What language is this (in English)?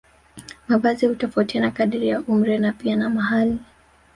Swahili